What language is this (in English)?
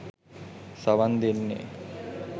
Sinhala